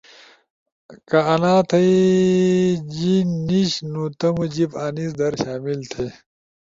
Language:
Ushojo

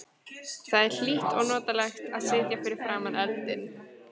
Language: Icelandic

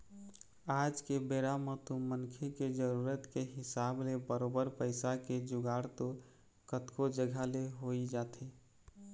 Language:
Chhattisgarhi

